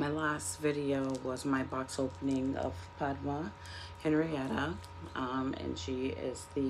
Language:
English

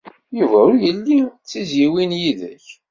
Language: Kabyle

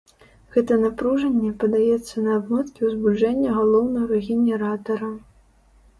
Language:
Belarusian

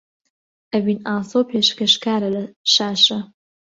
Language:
Central Kurdish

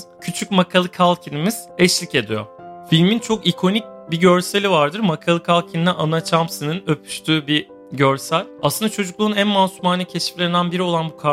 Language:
Turkish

